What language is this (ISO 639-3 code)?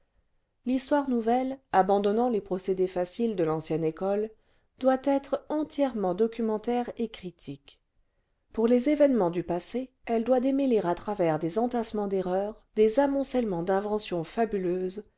fra